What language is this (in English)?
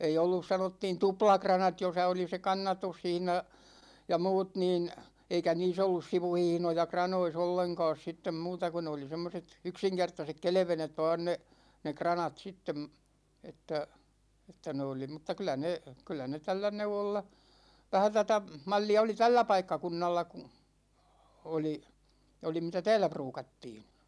Finnish